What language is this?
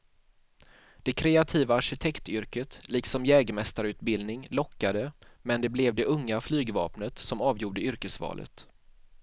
Swedish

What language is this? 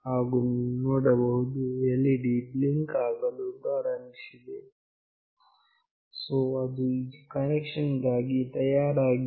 Kannada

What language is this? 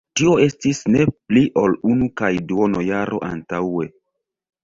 Esperanto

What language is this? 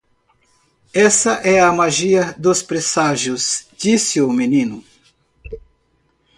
Portuguese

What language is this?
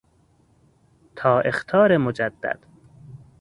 Persian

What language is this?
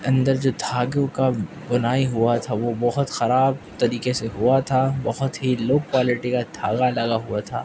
Urdu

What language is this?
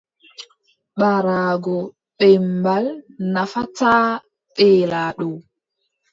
Adamawa Fulfulde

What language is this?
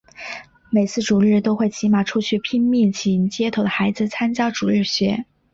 Chinese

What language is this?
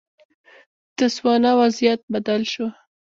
Pashto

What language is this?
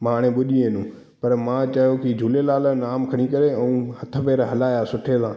Sindhi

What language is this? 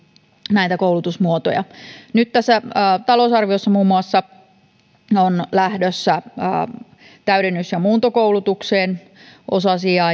Finnish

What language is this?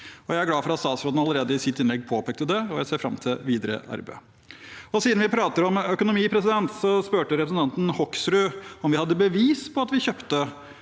Norwegian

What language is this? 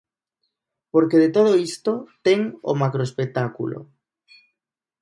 Galician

